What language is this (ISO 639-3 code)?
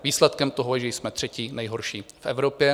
ces